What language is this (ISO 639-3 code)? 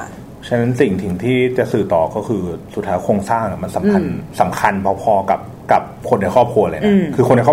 tha